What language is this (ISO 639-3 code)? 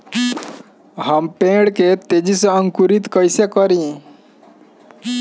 bho